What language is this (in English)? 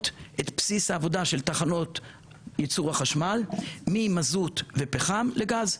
Hebrew